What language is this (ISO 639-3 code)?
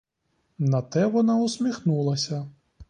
ukr